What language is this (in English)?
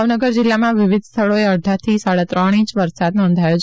Gujarati